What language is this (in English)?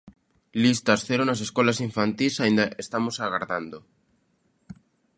Galician